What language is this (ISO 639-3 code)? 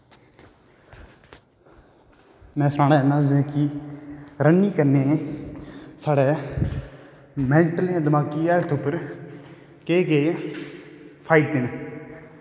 doi